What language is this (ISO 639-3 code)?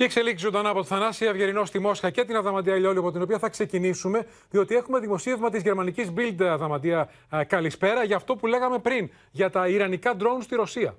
ell